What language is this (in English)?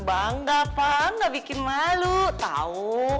Indonesian